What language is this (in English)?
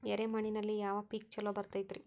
Kannada